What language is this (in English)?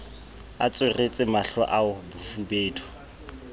Southern Sotho